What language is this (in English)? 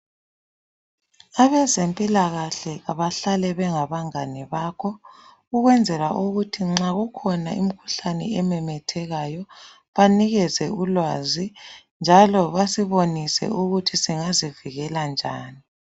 North Ndebele